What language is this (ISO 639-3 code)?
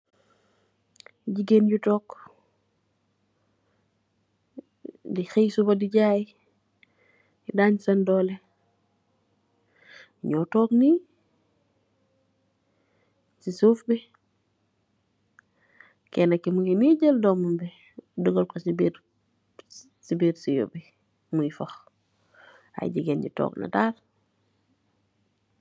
wol